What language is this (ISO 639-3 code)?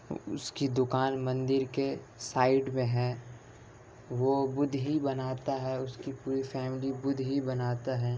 urd